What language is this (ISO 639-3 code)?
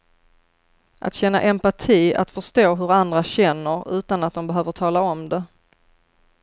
swe